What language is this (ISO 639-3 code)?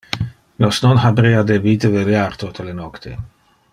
ina